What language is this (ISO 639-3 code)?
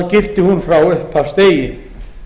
isl